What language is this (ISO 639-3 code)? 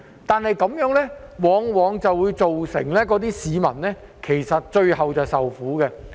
yue